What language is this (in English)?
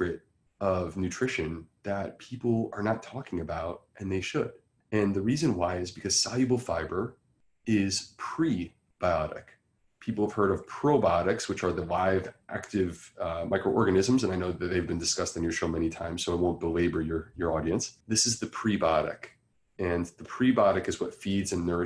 English